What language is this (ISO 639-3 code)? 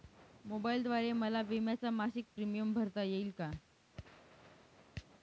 mar